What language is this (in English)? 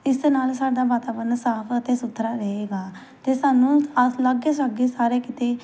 Punjabi